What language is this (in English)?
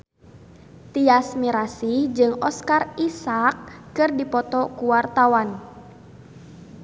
Sundanese